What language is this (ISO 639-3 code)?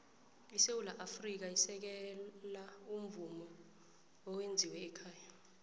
nbl